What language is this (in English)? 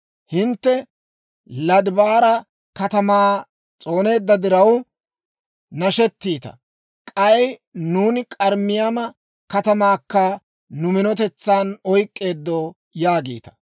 Dawro